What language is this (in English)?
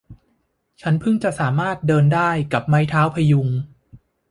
Thai